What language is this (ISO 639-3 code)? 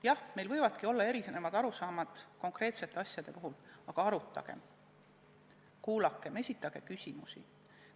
est